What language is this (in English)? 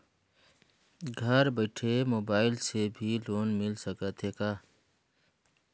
Chhattisgarhi